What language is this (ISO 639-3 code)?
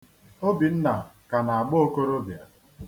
ibo